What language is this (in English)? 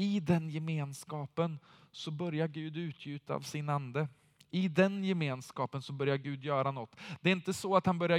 Swedish